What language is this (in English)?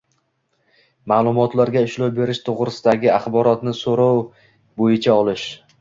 Uzbek